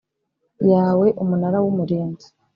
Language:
Kinyarwanda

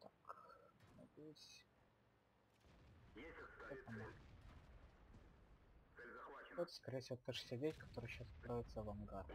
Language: Russian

